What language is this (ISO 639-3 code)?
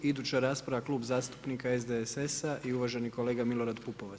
hrv